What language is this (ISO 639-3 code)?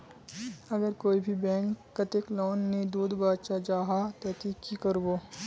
mag